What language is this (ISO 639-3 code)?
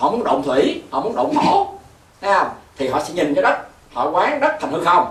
vie